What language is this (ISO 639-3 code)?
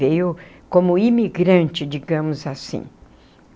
por